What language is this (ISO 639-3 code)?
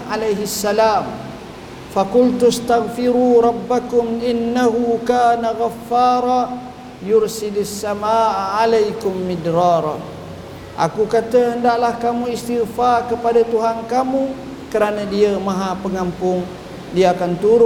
msa